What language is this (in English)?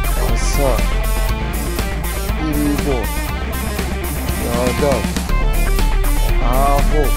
Korean